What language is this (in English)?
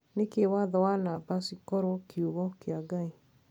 Kikuyu